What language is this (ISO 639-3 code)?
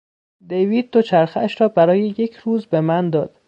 fas